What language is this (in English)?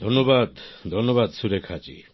Bangla